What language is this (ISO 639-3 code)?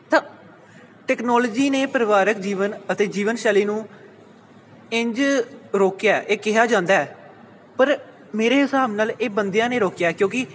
pan